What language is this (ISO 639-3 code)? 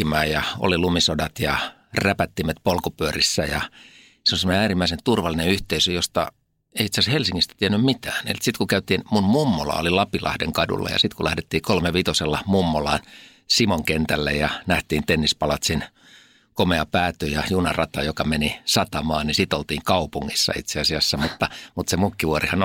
fin